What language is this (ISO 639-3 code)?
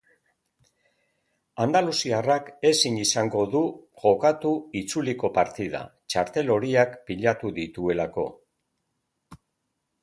eus